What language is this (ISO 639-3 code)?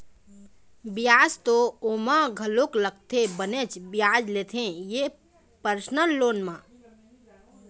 hne